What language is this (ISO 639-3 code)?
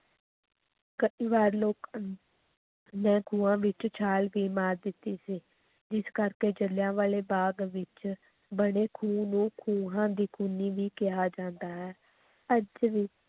pan